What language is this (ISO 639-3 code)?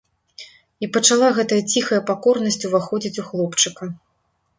bel